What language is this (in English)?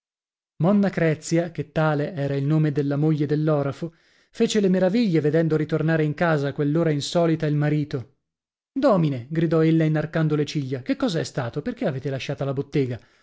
Italian